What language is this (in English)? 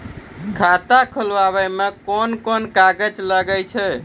Maithili